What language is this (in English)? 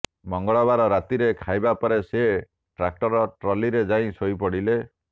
Odia